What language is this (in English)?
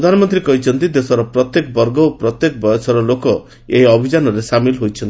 Odia